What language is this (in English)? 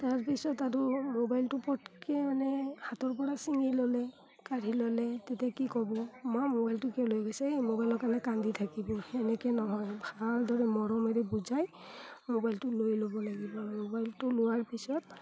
Assamese